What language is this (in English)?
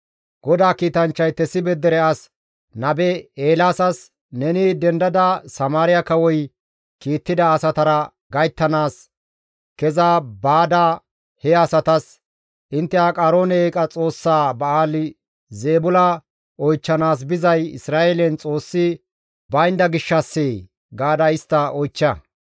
Gamo